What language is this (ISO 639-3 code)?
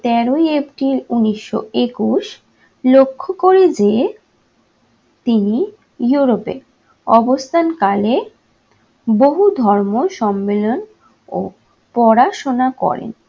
ben